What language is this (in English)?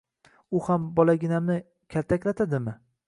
Uzbek